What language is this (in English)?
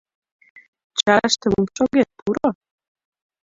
Mari